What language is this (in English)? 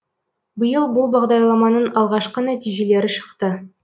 Kazakh